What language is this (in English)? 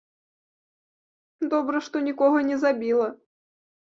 Belarusian